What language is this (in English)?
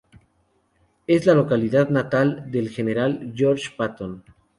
Spanish